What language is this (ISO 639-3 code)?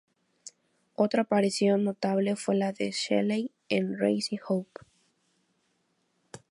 spa